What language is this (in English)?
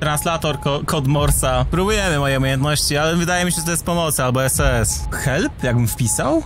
Polish